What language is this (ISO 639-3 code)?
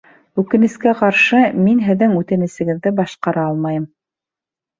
bak